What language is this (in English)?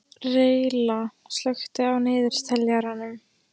Icelandic